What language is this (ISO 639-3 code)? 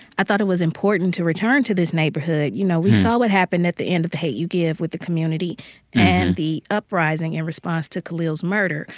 eng